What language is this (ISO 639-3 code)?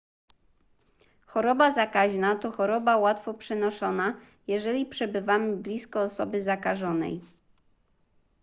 pol